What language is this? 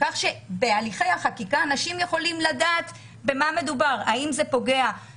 Hebrew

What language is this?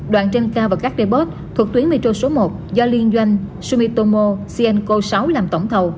Vietnamese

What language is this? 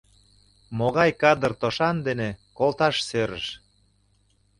Mari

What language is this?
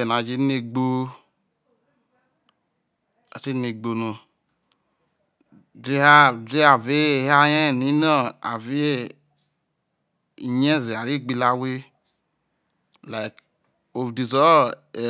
Isoko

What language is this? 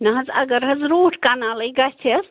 Kashmiri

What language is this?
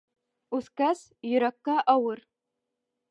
Bashkir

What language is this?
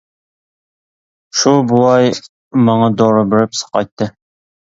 Uyghur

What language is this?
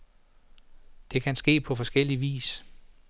Danish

